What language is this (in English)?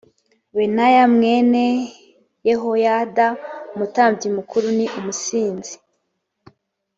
Kinyarwanda